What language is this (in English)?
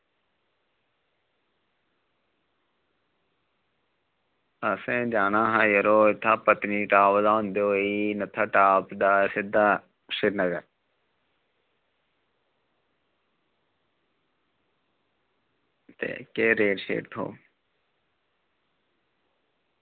Dogri